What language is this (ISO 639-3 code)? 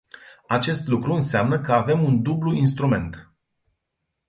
ron